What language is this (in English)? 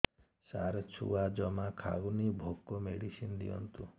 Odia